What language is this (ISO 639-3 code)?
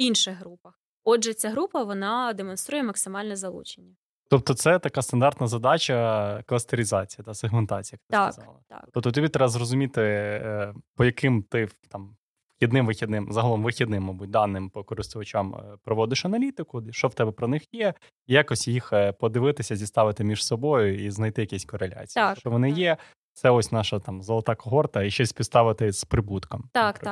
ukr